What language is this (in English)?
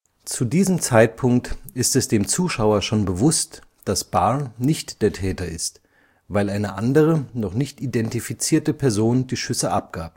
German